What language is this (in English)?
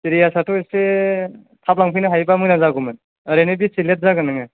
Bodo